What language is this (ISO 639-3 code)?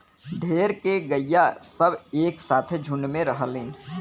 bho